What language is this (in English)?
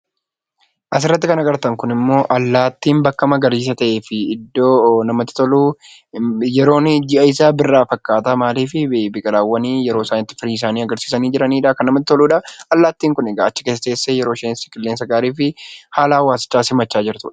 Oromo